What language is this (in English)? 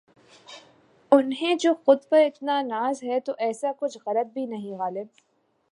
Urdu